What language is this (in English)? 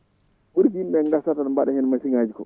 Fula